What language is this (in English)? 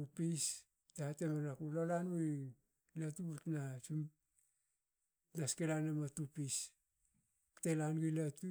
Hakö